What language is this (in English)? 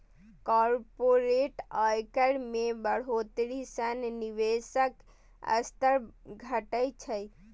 Maithili